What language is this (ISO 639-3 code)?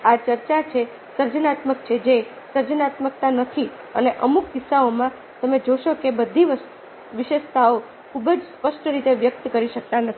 guj